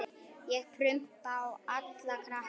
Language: Icelandic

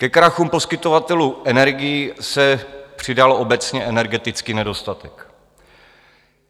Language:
Czech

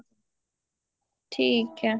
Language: Punjabi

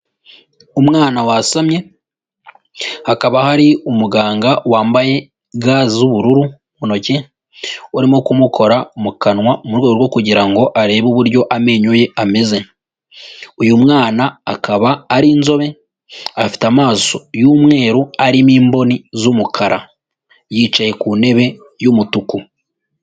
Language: Kinyarwanda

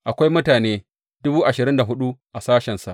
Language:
Hausa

